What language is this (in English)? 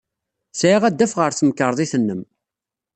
Kabyle